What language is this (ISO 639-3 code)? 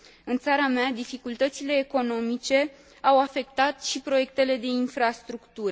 ron